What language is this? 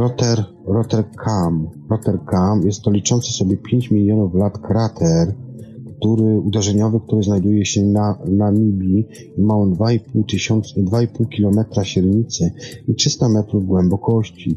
Polish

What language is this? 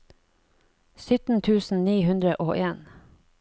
Norwegian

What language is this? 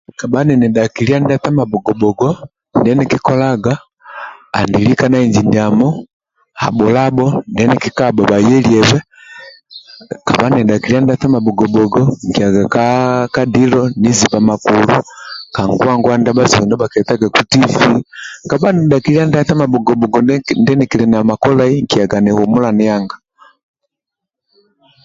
Amba (Uganda)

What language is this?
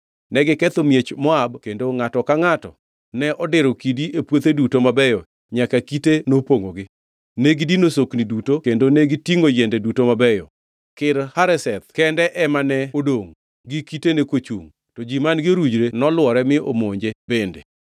Luo (Kenya and Tanzania)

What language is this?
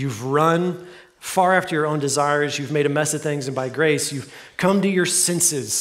English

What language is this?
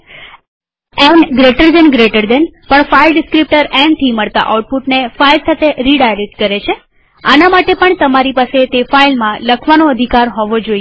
Gujarati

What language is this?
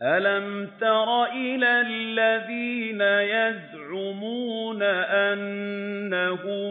Arabic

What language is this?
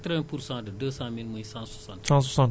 Wolof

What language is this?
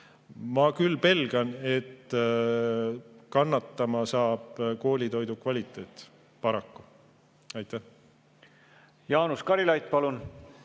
Estonian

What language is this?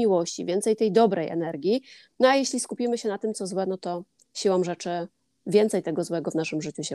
Polish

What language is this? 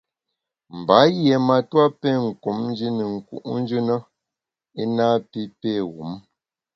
Bamun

